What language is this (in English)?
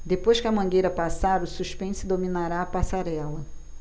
Portuguese